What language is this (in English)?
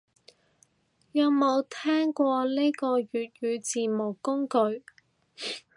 Cantonese